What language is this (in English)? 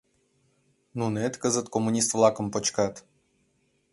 Mari